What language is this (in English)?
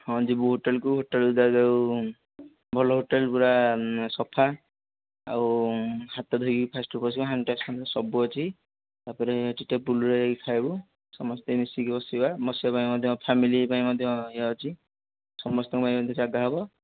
Odia